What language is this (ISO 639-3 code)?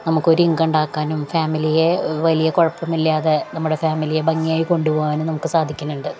mal